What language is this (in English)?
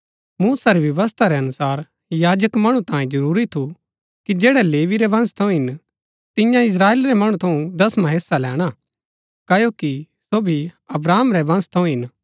Gaddi